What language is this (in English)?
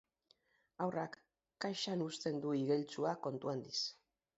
Basque